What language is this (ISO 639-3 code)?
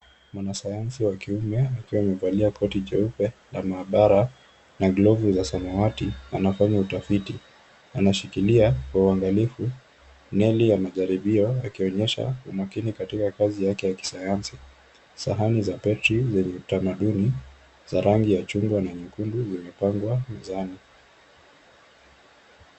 swa